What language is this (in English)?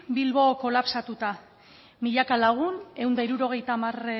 Basque